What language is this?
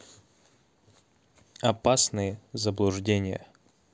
Russian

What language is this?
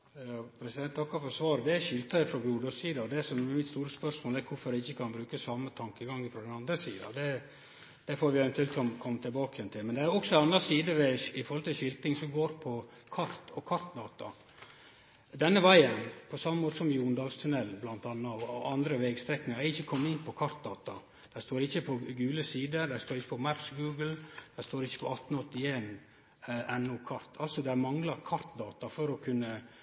Norwegian Nynorsk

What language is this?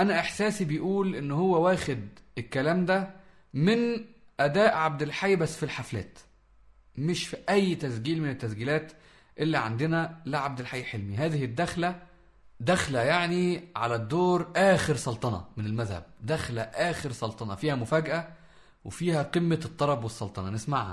Arabic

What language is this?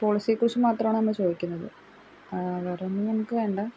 Malayalam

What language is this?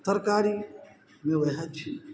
Maithili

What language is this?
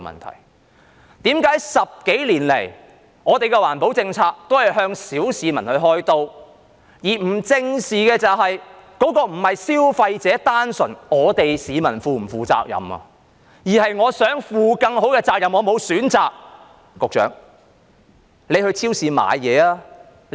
Cantonese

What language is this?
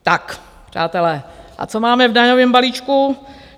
Czech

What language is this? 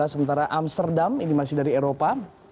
Indonesian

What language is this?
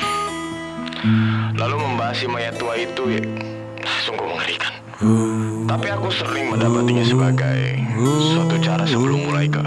Indonesian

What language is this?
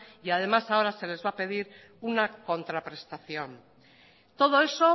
Spanish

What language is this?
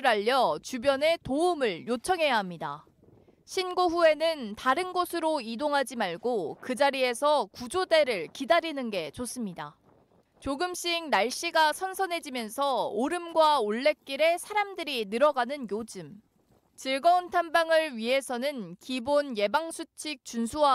Korean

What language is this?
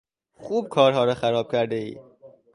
Persian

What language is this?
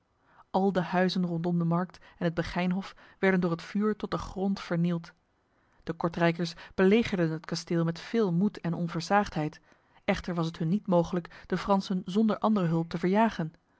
Dutch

